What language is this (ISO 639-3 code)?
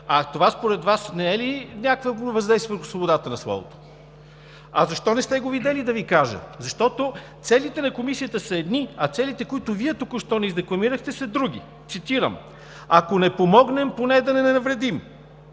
bul